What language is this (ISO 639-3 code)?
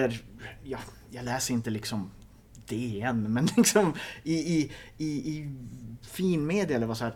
swe